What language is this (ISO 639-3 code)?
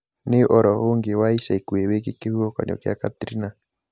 kik